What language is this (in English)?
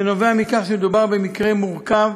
Hebrew